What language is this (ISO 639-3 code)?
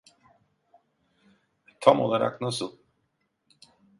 tur